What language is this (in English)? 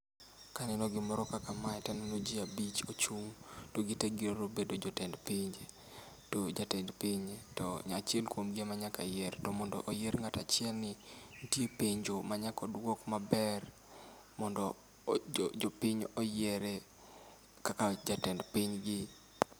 Luo (Kenya and Tanzania)